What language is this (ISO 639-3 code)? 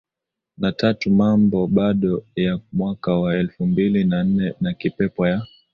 swa